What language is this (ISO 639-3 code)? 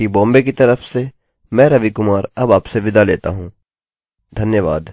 hin